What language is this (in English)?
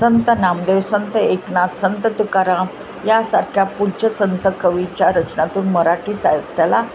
Marathi